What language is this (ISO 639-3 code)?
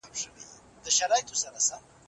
pus